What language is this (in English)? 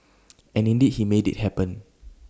English